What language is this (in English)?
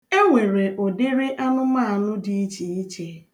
Igbo